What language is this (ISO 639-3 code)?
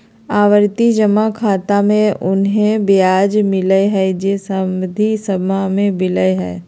mag